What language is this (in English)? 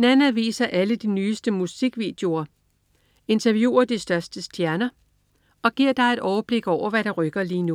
Danish